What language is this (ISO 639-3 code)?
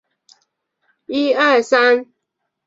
zho